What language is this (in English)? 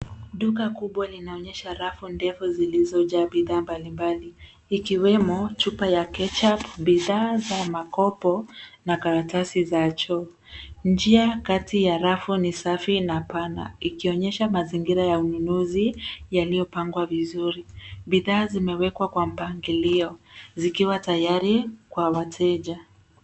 Swahili